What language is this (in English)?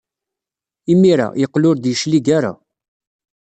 Kabyle